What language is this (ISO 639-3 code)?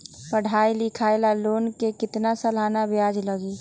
mag